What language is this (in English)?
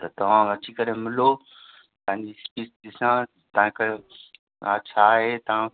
Sindhi